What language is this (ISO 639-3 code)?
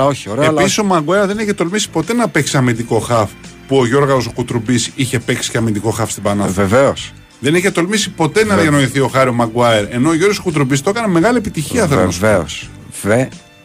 ell